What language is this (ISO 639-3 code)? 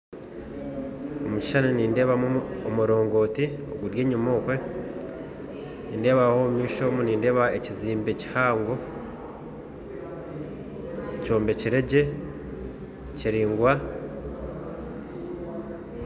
nyn